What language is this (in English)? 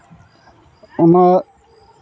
Santali